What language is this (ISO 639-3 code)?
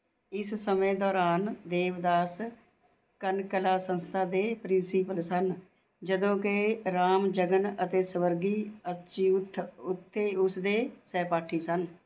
pan